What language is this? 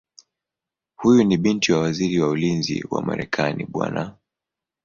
Swahili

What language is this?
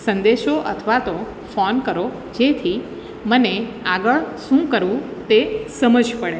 Gujarati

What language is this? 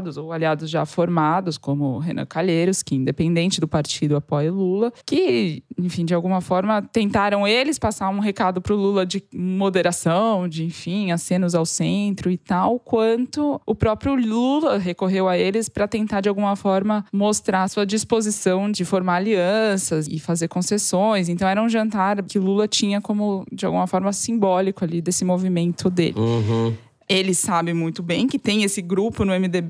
Portuguese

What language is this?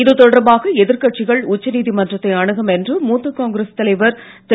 Tamil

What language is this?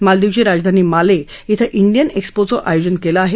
Marathi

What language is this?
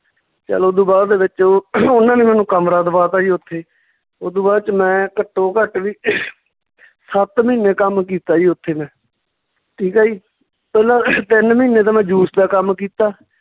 Punjabi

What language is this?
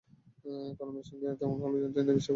Bangla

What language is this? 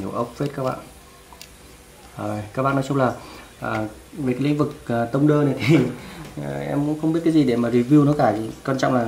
Vietnamese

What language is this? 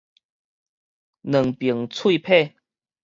Min Nan Chinese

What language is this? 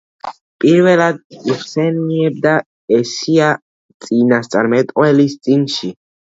Georgian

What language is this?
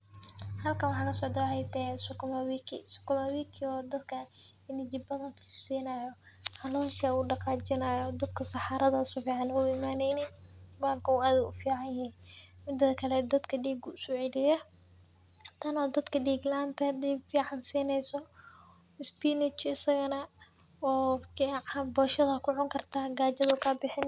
Somali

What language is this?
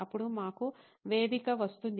Telugu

